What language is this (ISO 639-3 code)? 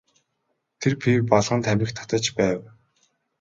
mon